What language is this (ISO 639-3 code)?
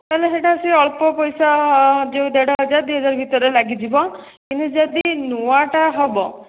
ori